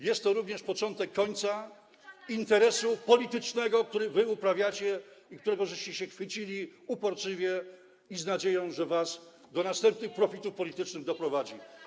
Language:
Polish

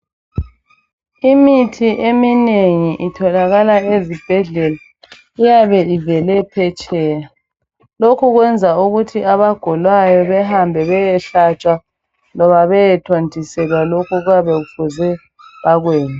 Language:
North Ndebele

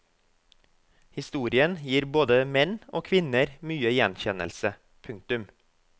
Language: Norwegian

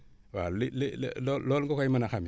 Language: Wolof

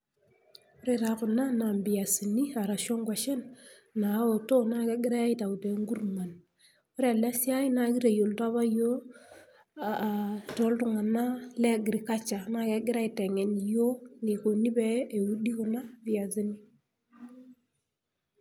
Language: Masai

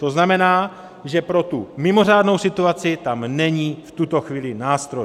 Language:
Czech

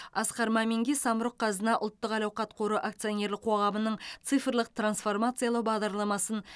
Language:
Kazakh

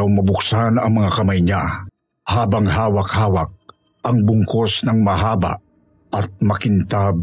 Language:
Filipino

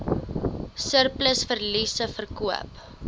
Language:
Afrikaans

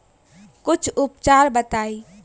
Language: Bhojpuri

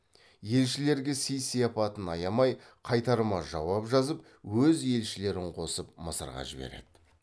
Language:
Kazakh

